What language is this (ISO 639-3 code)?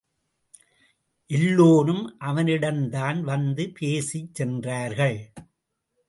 tam